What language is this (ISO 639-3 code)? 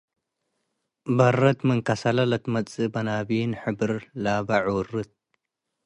tig